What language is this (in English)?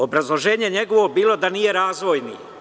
Serbian